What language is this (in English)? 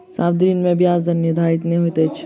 Maithili